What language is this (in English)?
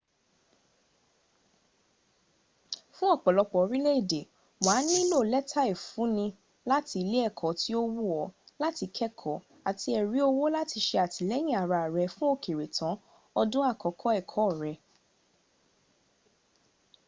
Yoruba